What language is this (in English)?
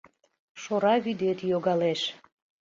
Mari